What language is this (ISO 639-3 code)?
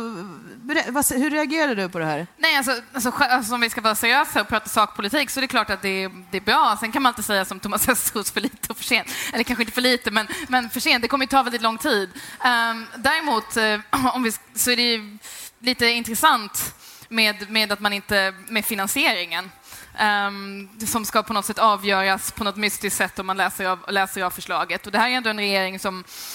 swe